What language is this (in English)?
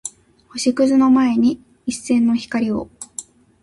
Japanese